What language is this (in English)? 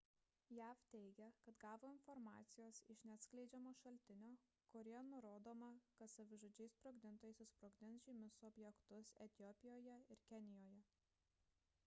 Lithuanian